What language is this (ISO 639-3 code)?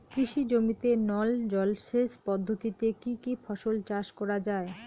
ben